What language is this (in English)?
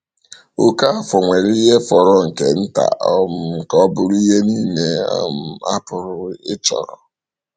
Igbo